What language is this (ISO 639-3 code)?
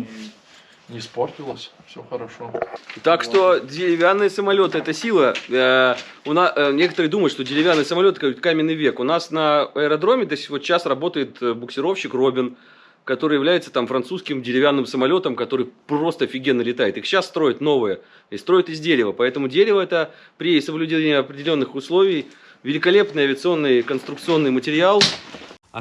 rus